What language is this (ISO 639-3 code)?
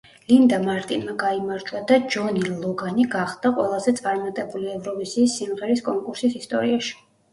kat